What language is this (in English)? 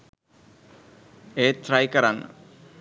Sinhala